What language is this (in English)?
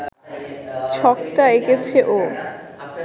Bangla